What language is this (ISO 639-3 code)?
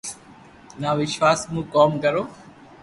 lrk